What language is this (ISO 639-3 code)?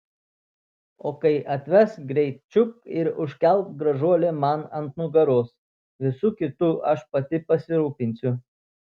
lit